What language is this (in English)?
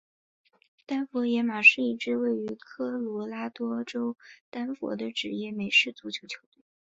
Chinese